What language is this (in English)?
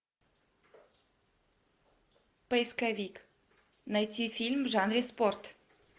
Russian